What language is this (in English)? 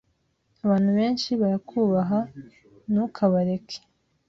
Kinyarwanda